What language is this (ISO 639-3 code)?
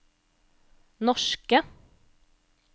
nor